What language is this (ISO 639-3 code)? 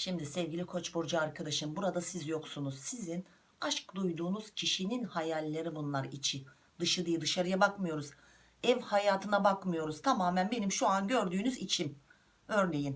tur